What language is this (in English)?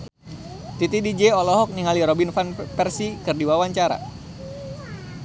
Sundanese